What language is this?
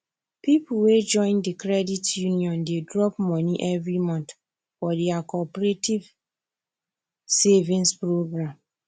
Nigerian Pidgin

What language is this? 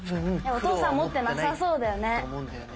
Japanese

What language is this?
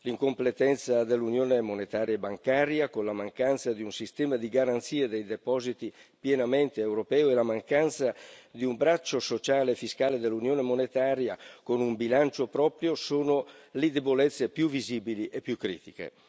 Italian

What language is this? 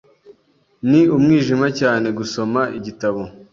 Kinyarwanda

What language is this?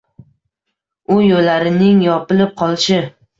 Uzbek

